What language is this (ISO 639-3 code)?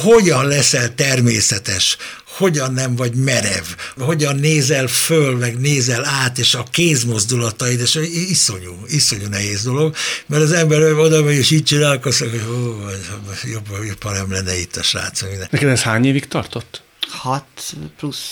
hun